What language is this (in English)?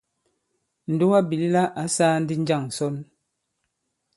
Bankon